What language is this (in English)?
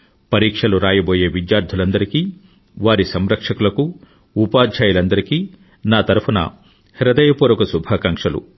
Telugu